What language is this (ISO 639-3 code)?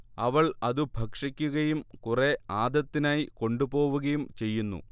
mal